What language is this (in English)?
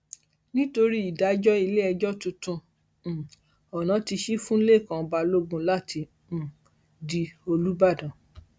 Yoruba